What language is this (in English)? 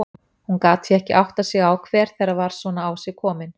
Icelandic